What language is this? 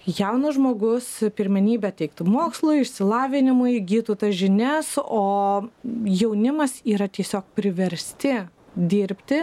Lithuanian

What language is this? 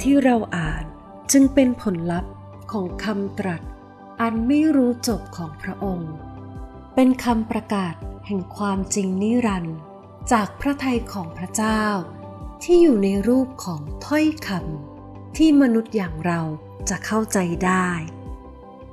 Thai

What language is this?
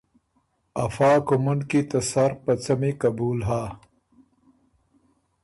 Ormuri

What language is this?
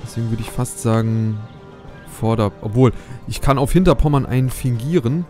German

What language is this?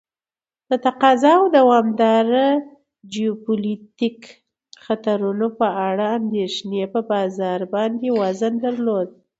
Pashto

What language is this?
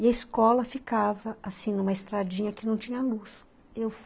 Portuguese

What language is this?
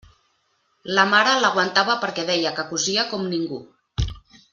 Catalan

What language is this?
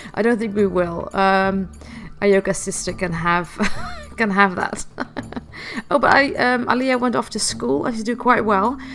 English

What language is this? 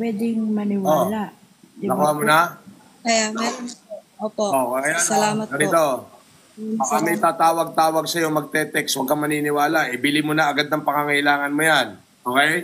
Filipino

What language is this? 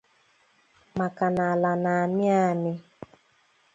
Igbo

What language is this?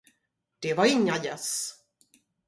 Swedish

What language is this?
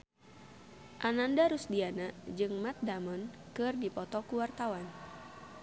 Sundanese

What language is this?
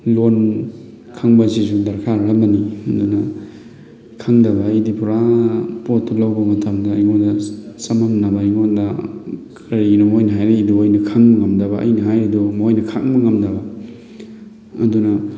Manipuri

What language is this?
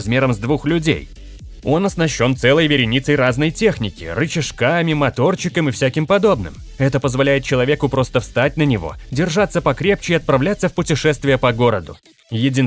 Russian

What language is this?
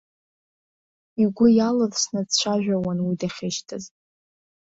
Abkhazian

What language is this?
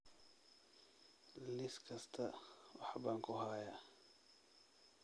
Somali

